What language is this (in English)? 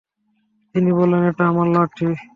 Bangla